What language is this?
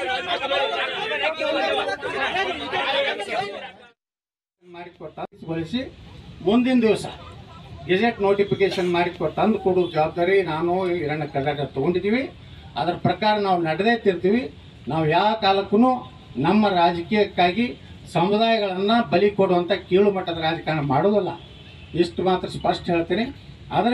Arabic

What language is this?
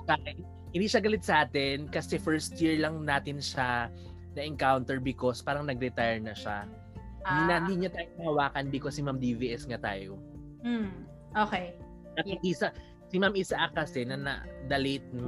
Filipino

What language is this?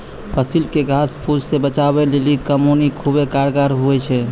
Maithili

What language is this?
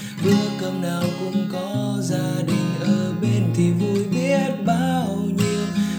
Vietnamese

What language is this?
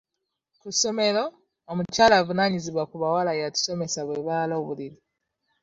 Ganda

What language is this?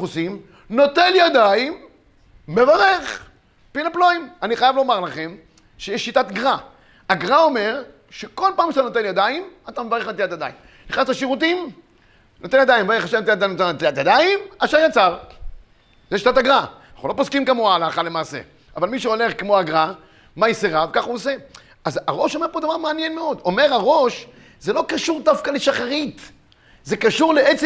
Hebrew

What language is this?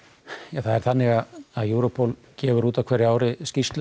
Icelandic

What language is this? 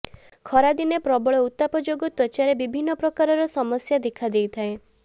Odia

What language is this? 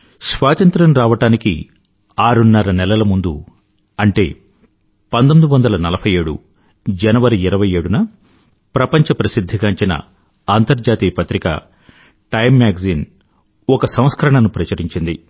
Telugu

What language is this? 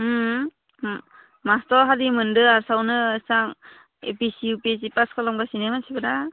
Bodo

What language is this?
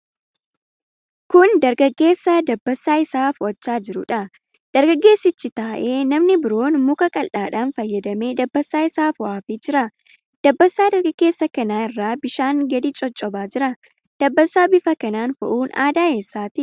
Oromo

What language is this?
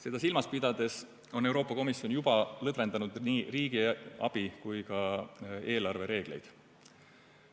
Estonian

